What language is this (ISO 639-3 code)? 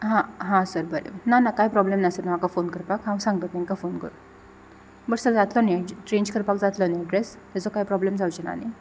kok